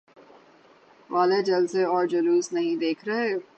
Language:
Urdu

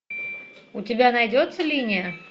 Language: Russian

